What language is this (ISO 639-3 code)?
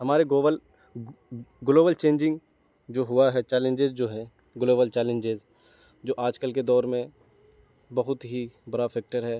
urd